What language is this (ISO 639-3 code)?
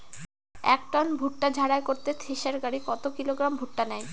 ben